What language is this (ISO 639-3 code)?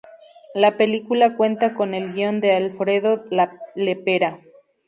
spa